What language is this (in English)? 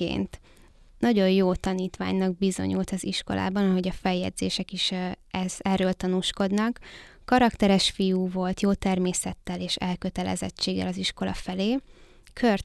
Hungarian